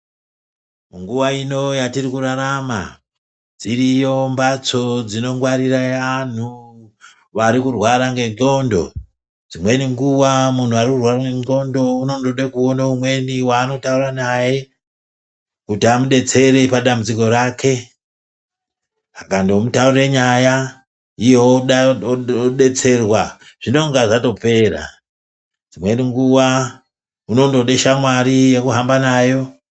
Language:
Ndau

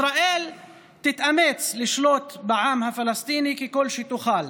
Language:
Hebrew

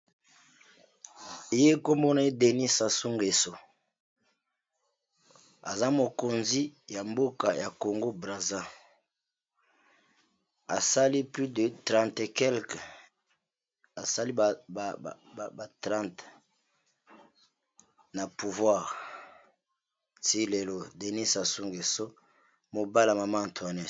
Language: Lingala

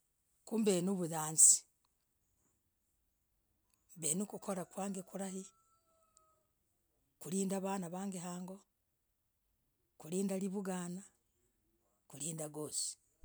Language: Logooli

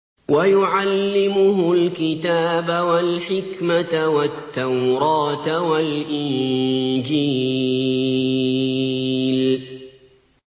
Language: Arabic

